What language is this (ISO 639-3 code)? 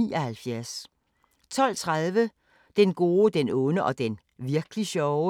dan